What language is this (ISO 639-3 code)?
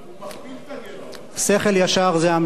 heb